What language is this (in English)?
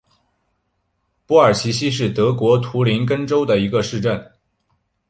Chinese